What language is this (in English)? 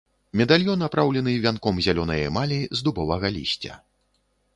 Belarusian